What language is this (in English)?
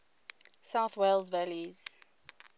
English